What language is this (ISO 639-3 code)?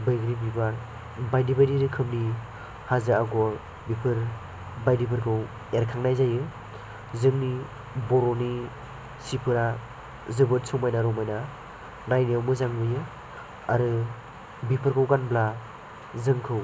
brx